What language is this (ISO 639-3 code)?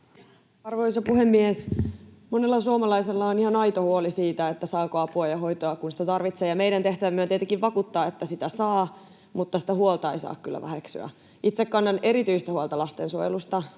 fin